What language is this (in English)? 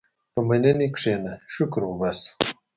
Pashto